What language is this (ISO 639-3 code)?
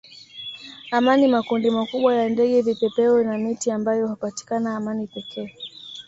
swa